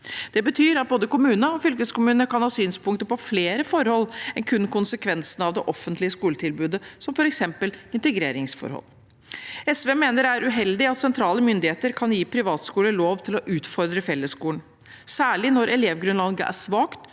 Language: Norwegian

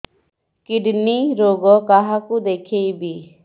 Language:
Odia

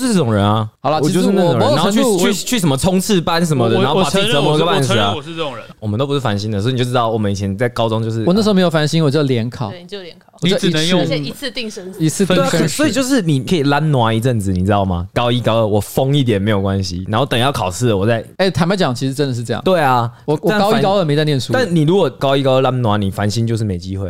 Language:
Chinese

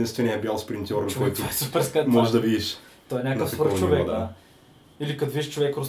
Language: Bulgarian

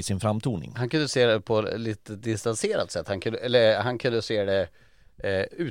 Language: Swedish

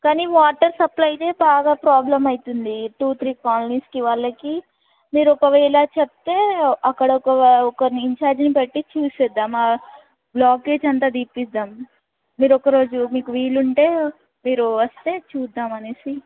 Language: Telugu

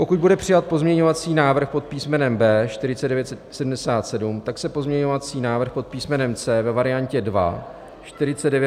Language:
Czech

